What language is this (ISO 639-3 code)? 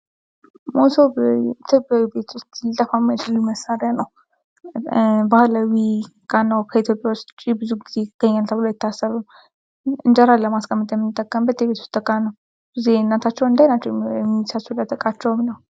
amh